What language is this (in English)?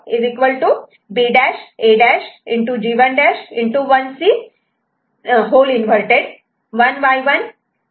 Marathi